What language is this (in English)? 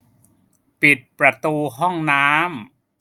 Thai